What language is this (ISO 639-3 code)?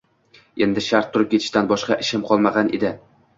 uzb